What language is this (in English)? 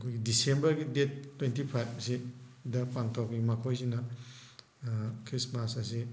Manipuri